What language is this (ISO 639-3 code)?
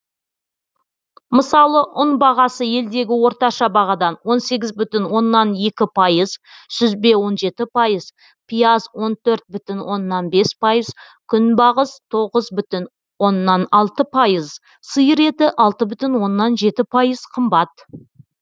kaz